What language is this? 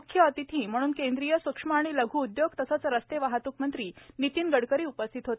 Marathi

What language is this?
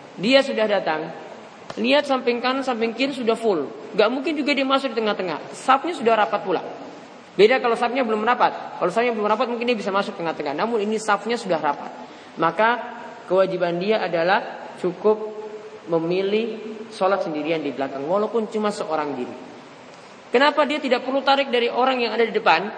Indonesian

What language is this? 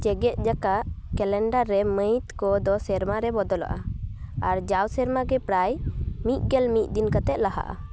Santali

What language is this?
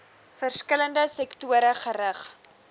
Afrikaans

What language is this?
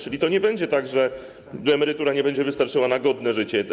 Polish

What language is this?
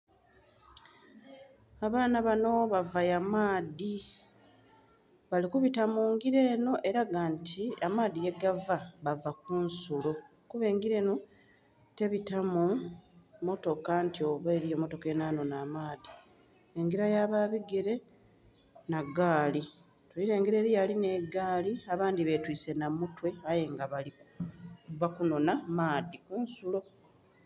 Soga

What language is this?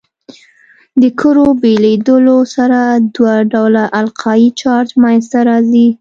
Pashto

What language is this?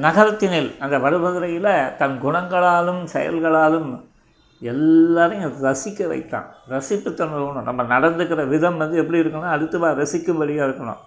Tamil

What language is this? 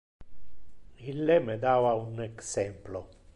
Interlingua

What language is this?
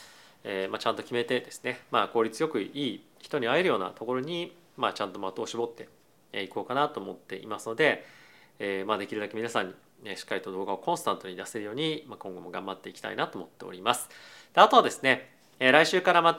Japanese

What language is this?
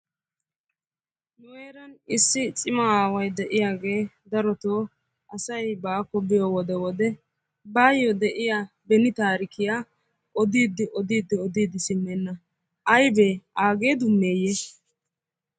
Wolaytta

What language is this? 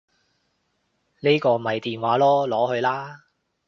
Cantonese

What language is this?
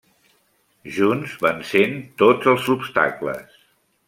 Catalan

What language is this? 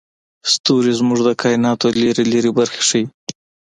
Pashto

